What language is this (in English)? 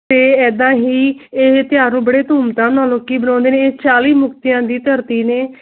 Punjabi